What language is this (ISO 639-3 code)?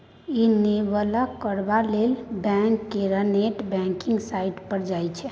mai